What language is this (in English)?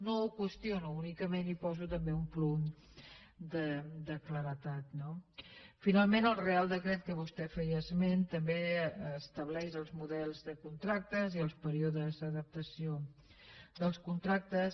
Catalan